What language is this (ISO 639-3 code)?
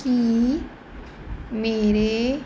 pan